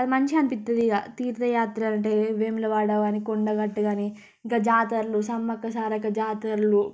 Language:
Telugu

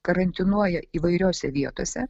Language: Lithuanian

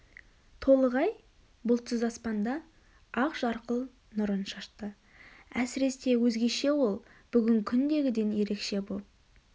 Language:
Kazakh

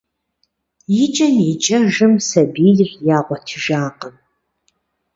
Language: Kabardian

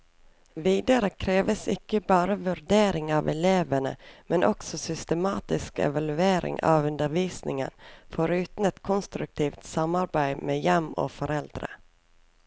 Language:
Norwegian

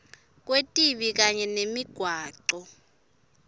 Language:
Swati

